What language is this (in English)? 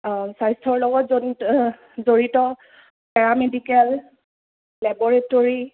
Assamese